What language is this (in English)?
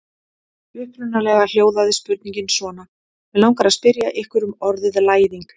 Icelandic